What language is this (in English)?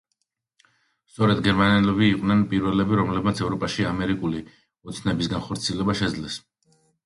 Georgian